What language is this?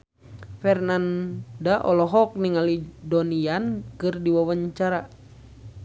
Sundanese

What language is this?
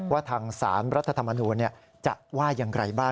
Thai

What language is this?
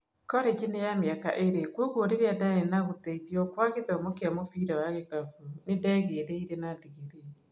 Kikuyu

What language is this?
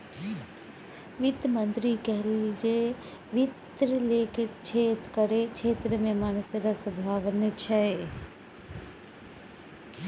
Maithili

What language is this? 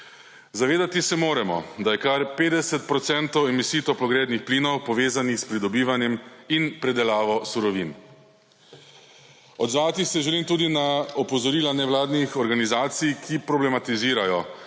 Slovenian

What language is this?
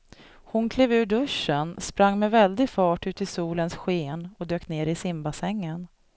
Swedish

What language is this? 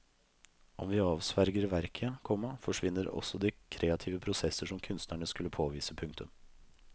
Norwegian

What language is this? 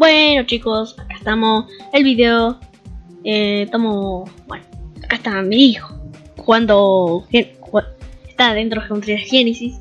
Spanish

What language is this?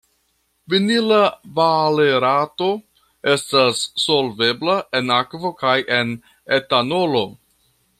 Esperanto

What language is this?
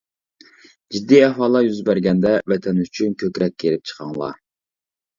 Uyghur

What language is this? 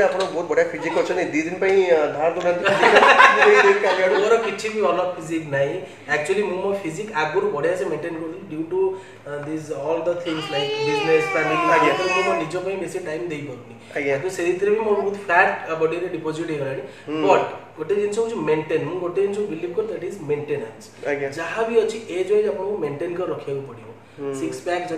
Hindi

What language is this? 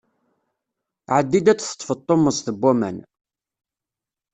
Kabyle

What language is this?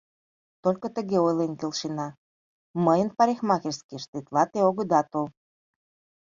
Mari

